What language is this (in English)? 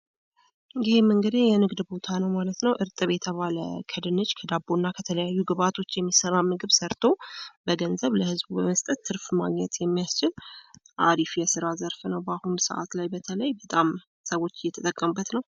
Amharic